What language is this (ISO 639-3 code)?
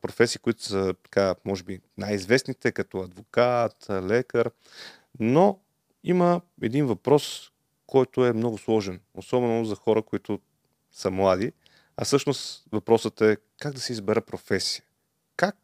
bul